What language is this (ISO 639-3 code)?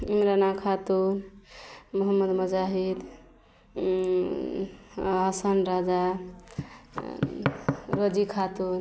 mai